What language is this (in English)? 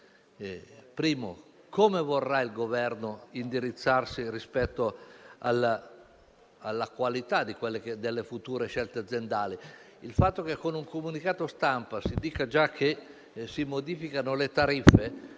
Italian